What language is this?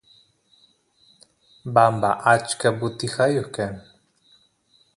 Santiago del Estero Quichua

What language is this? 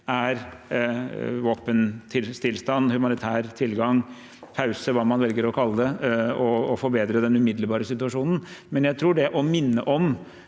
Norwegian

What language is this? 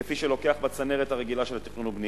Hebrew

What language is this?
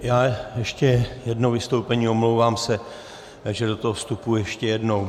Czech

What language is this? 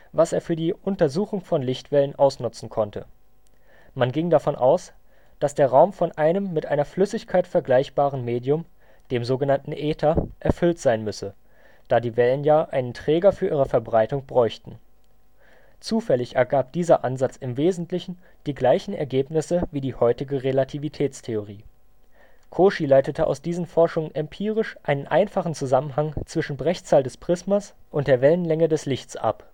German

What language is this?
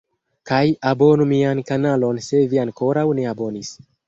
Esperanto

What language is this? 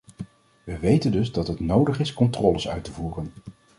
Dutch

